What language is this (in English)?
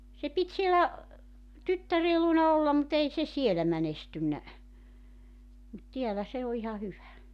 Finnish